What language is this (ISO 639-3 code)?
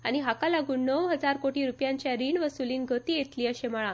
kok